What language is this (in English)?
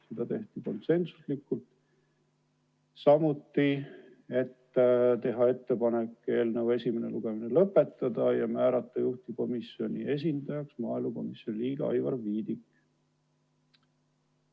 Estonian